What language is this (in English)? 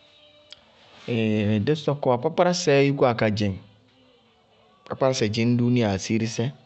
Bago-Kusuntu